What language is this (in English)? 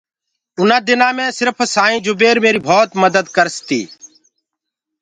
Gurgula